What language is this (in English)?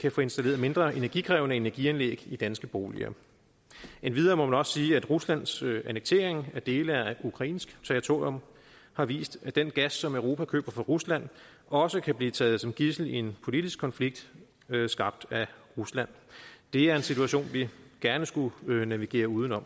Danish